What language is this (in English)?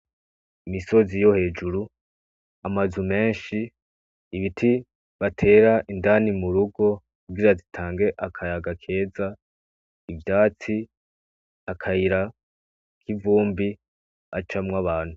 Rundi